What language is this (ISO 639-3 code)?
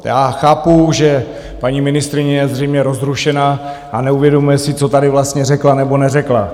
ces